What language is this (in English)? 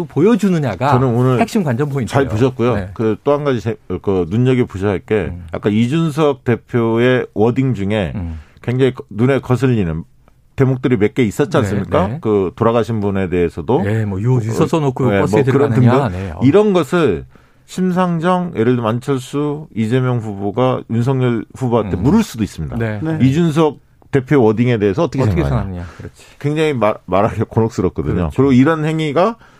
Korean